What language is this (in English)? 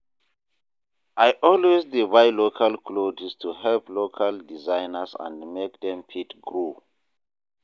Nigerian Pidgin